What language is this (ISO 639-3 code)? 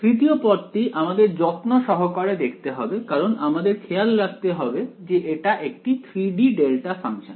ben